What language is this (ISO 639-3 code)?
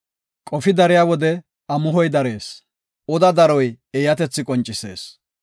gof